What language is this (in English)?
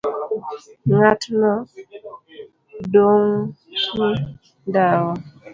Luo (Kenya and Tanzania)